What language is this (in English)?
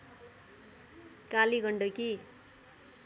Nepali